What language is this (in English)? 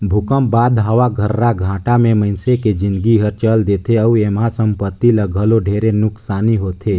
Chhattisgarhi